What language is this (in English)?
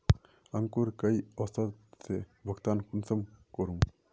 Magahi